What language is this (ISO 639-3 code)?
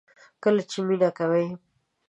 pus